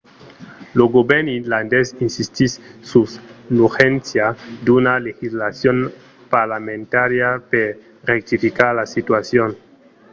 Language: Occitan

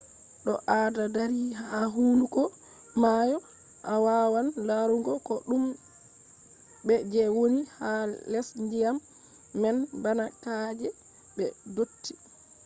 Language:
Fula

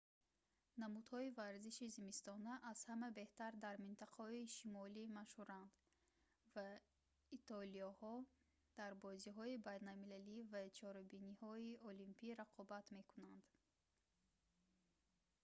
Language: Tajik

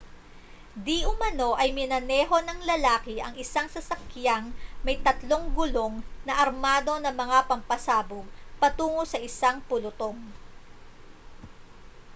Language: Filipino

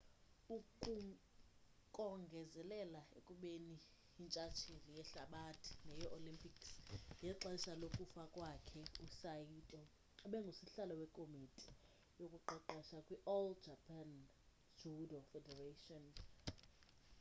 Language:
Xhosa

